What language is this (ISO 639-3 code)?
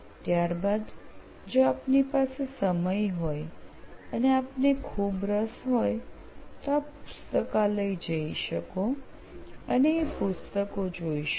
guj